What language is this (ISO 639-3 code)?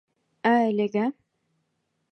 bak